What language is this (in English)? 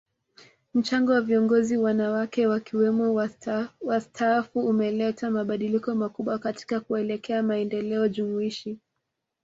Swahili